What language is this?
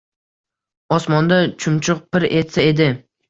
Uzbek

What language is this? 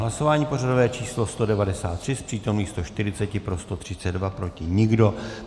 Czech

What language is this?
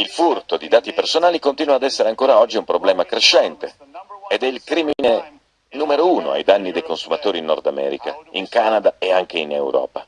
Italian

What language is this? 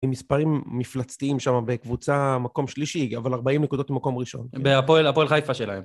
Hebrew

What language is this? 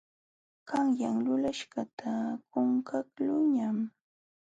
Jauja Wanca Quechua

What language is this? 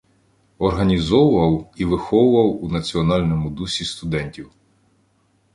Ukrainian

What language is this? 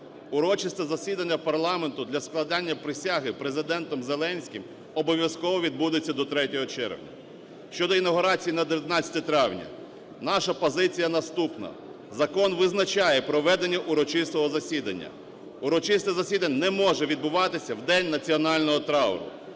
Ukrainian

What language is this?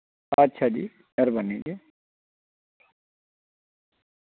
Dogri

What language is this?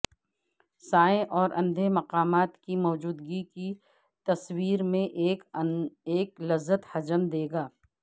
Urdu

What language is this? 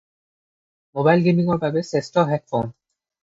Assamese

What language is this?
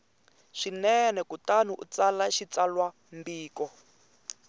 Tsonga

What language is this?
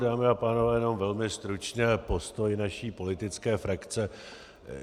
Czech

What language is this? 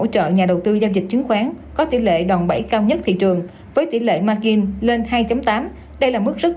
Vietnamese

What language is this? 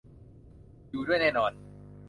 Thai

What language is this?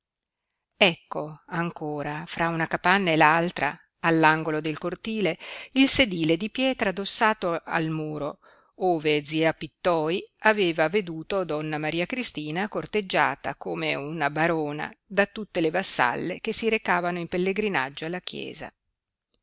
Italian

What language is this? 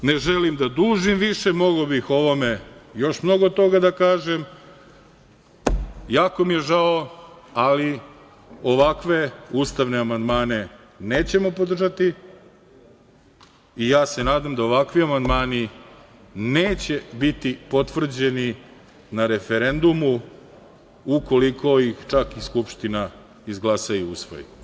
Serbian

